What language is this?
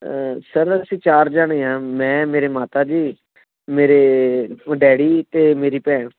Punjabi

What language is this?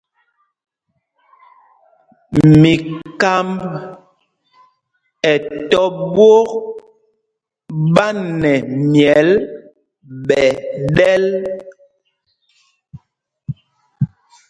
Mpumpong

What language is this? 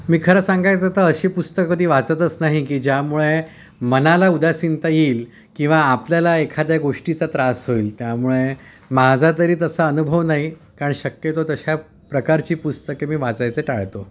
Marathi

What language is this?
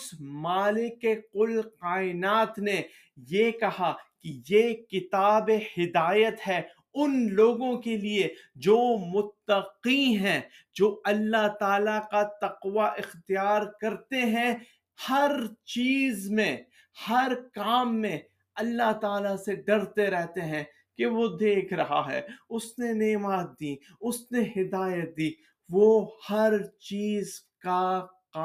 Urdu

